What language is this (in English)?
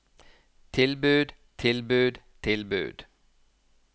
Norwegian